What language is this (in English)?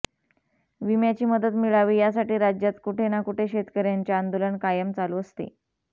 Marathi